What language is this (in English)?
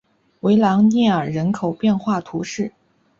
Chinese